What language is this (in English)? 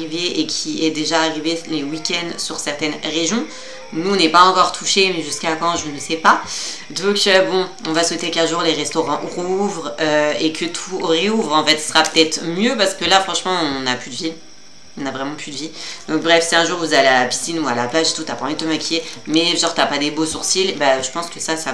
French